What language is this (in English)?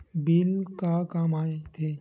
Chhattisgarhi